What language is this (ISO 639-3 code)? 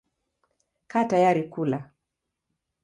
swa